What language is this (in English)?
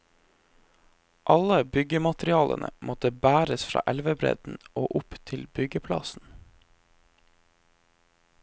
Norwegian